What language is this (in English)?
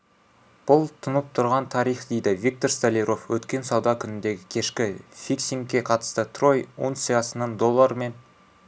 Kazakh